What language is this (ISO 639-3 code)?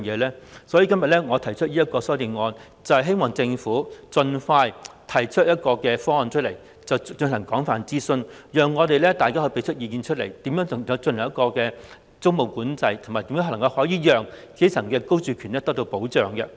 yue